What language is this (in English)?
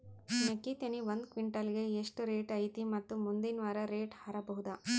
Kannada